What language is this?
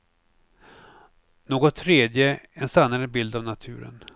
Swedish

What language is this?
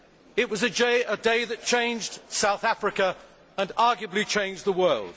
English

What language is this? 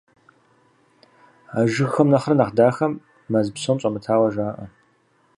Kabardian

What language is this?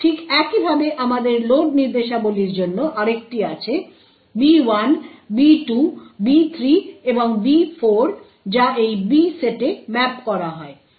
Bangla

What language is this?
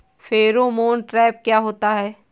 Hindi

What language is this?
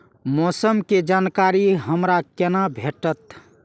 Maithili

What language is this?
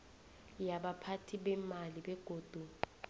South Ndebele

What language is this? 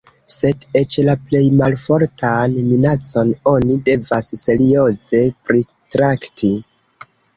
Esperanto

